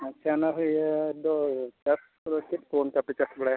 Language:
Santali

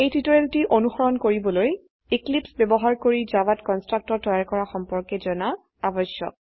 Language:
Assamese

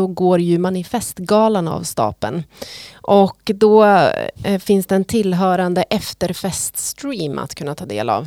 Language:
Swedish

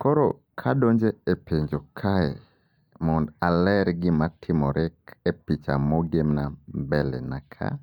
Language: Luo (Kenya and Tanzania)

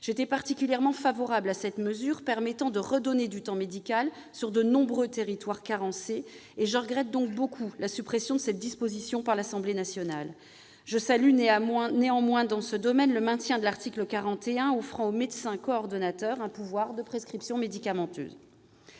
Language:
French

